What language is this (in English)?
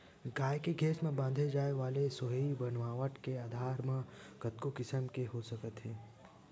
Chhattisgarhi